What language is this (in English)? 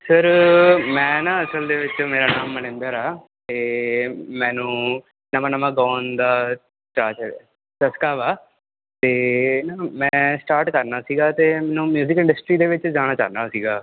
Punjabi